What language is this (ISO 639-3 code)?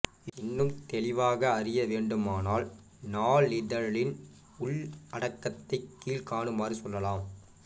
tam